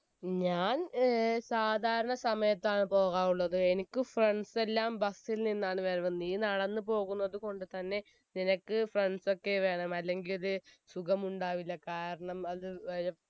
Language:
Malayalam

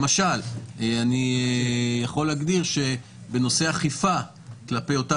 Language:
Hebrew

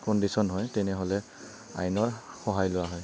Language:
Assamese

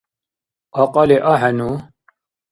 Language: Dargwa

